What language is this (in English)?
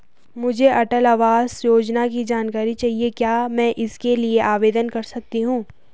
Hindi